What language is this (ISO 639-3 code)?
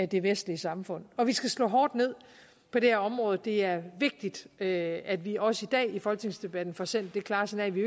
dan